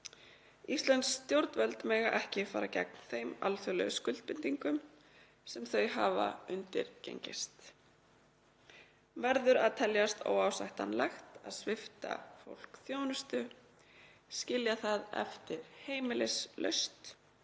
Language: Icelandic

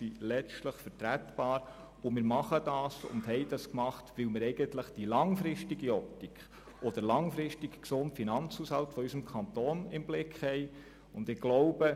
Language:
Swiss German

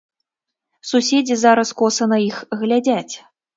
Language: Belarusian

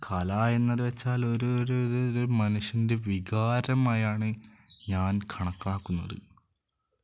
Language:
Malayalam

